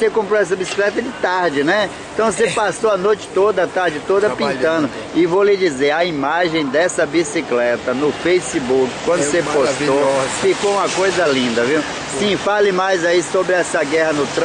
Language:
Portuguese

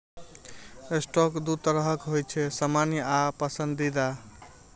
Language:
Maithili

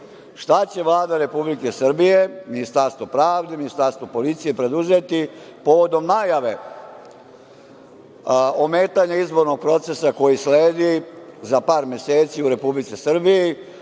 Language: Serbian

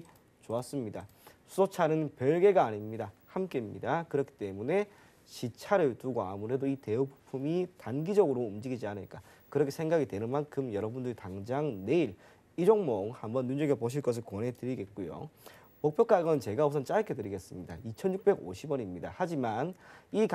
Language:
Korean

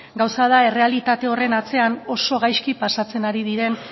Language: Basque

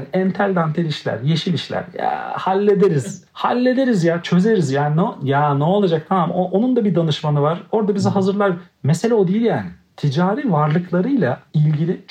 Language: Turkish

